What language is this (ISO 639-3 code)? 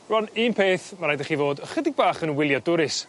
cym